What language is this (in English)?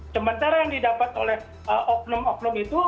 Indonesian